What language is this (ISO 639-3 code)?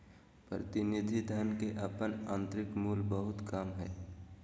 mag